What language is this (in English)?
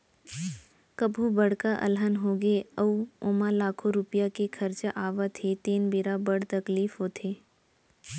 Chhattisgarhi